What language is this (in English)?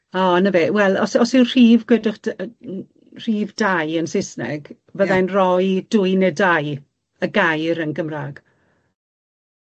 Welsh